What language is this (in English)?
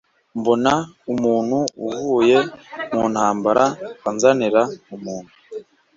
Kinyarwanda